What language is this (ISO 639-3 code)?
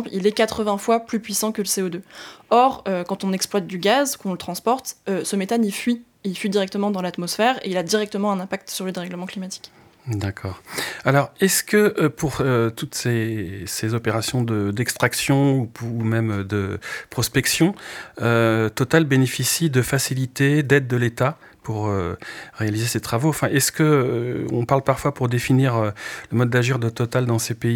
fra